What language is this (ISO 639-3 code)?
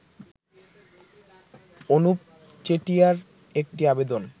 ben